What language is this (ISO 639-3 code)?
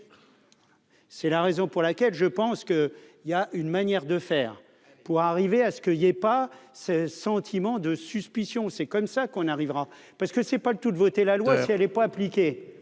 fra